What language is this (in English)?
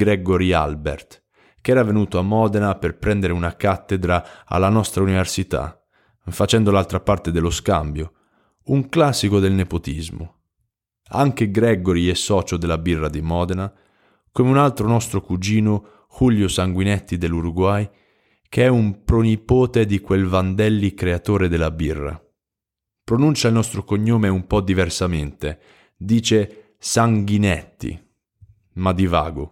Italian